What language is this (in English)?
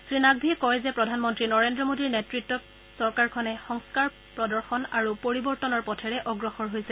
Assamese